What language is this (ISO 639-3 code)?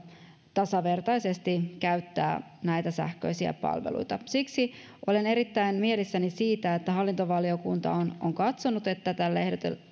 fin